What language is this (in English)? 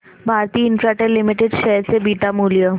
Marathi